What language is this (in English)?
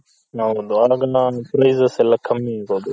Kannada